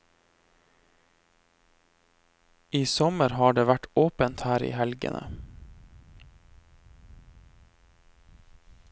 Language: Norwegian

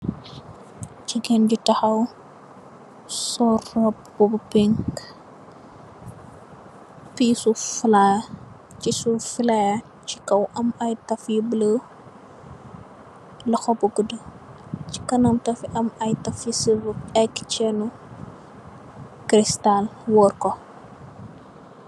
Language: Wolof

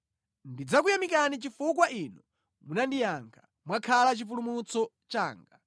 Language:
Nyanja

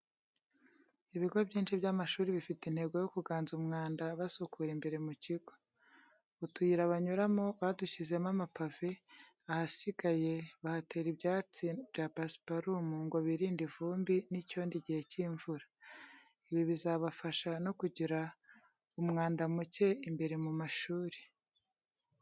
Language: Kinyarwanda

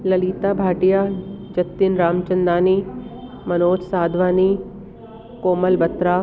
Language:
Sindhi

